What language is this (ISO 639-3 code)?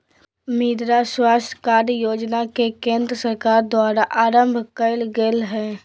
mag